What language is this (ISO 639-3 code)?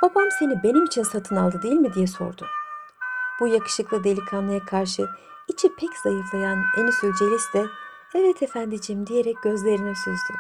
tur